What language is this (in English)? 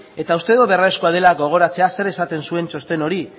Basque